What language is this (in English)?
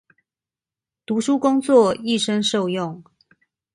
Chinese